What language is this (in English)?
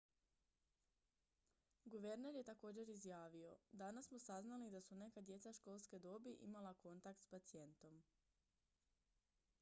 Croatian